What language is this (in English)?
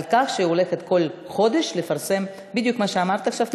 Hebrew